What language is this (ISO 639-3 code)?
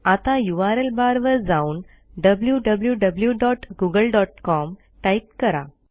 mar